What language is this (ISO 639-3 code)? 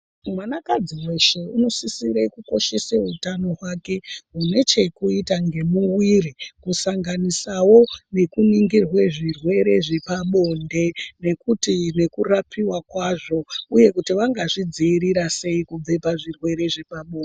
ndc